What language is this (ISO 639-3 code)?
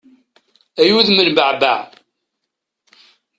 kab